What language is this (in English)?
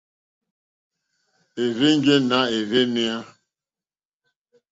Mokpwe